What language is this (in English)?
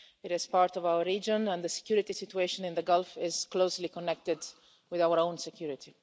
English